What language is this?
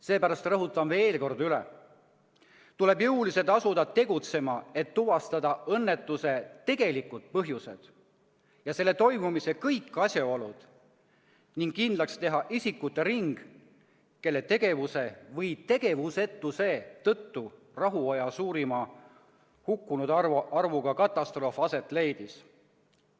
Estonian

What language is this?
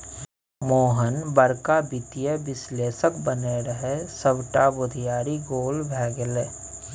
Maithili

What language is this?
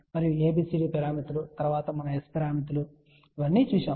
Telugu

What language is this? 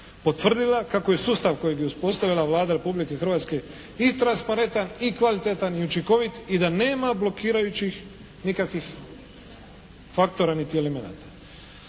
Croatian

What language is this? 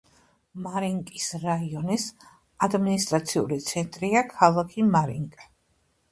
Georgian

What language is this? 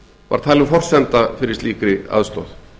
Icelandic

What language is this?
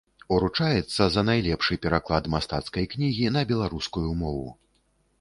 Belarusian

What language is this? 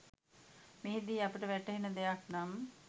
Sinhala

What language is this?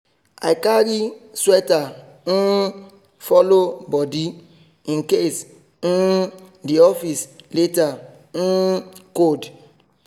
Nigerian Pidgin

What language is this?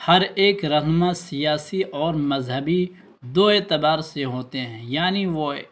Urdu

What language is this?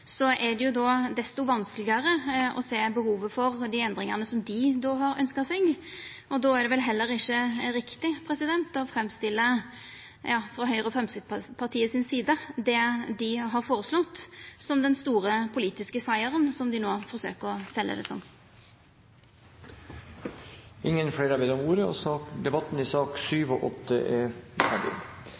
Norwegian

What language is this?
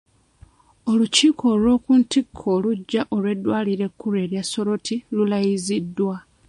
Ganda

